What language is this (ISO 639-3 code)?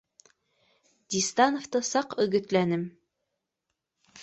bak